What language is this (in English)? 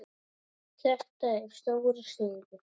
Icelandic